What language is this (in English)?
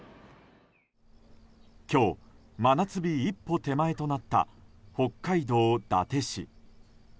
Japanese